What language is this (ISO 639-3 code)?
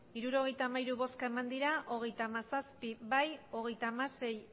eus